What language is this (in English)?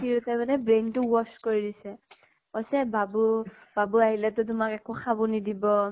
Assamese